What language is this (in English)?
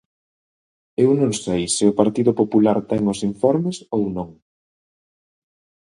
Galician